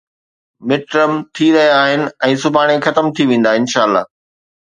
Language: Sindhi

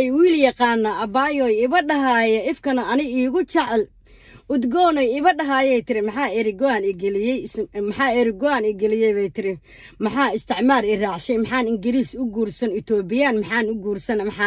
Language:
Arabic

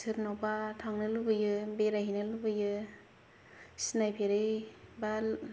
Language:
Bodo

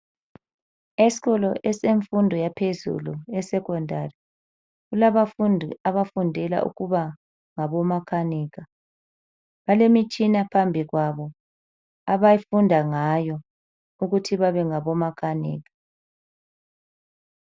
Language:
North Ndebele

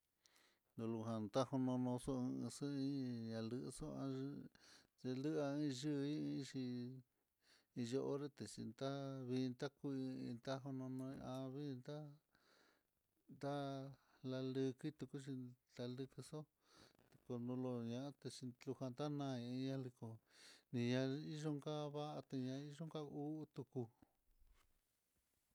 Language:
Mitlatongo Mixtec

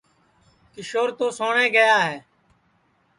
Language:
Sansi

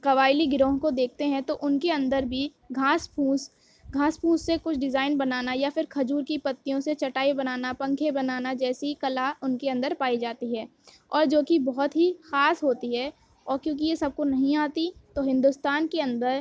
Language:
Urdu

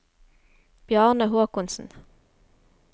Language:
Norwegian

